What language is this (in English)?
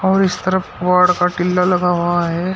Hindi